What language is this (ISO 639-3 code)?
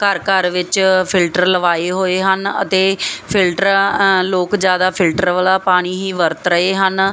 pan